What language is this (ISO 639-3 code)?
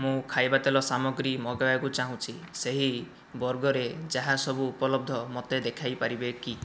ori